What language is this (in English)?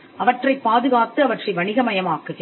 Tamil